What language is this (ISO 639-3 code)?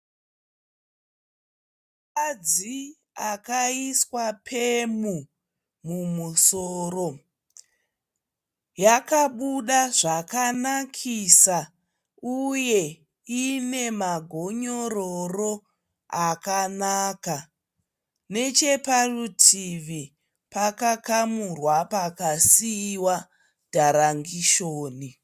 sna